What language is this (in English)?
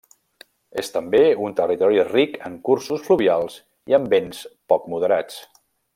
Catalan